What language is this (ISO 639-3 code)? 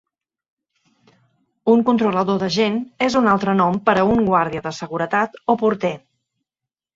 cat